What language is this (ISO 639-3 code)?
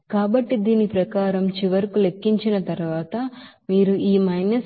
tel